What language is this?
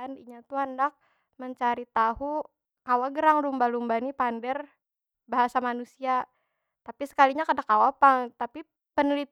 Banjar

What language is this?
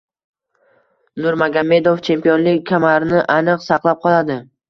Uzbek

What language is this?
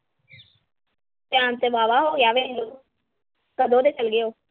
Punjabi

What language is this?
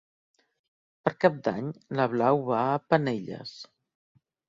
Catalan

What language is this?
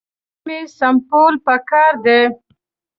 Pashto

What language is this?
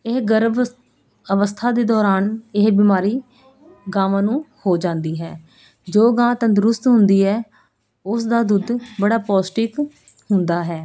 Punjabi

